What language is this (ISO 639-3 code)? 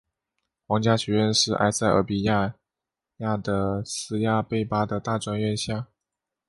zho